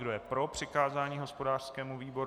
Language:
Czech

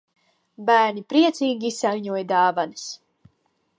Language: Latvian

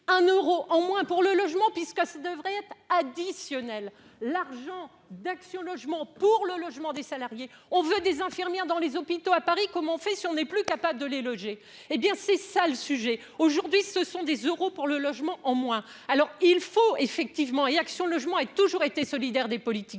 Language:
French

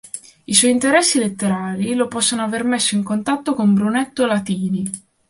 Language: Italian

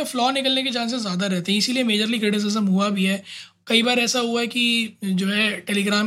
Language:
Hindi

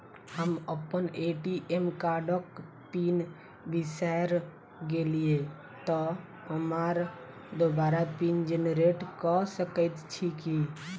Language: Maithili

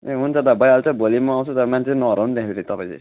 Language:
Nepali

